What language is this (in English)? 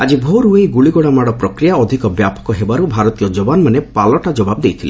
Odia